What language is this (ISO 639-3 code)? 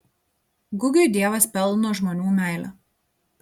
lit